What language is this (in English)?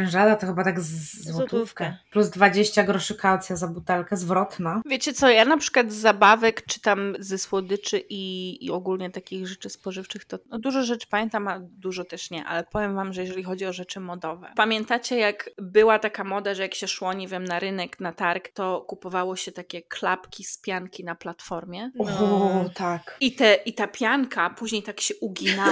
Polish